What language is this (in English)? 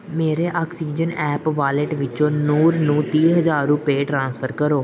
Punjabi